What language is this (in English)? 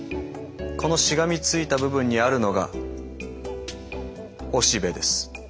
Japanese